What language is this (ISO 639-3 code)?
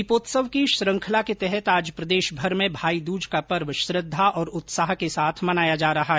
hin